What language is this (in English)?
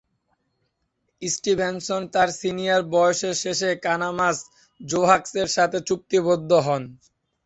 Bangla